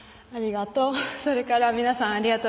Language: Japanese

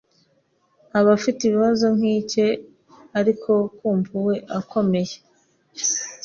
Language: Kinyarwanda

